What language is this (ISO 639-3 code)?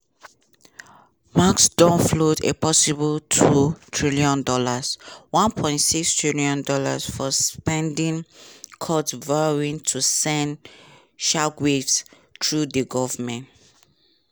pcm